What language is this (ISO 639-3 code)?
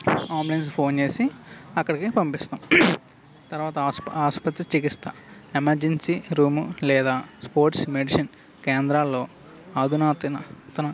tel